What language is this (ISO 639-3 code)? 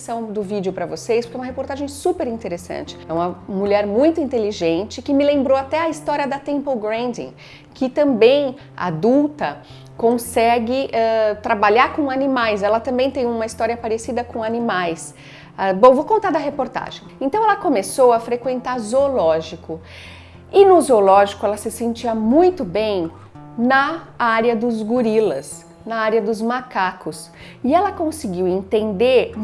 por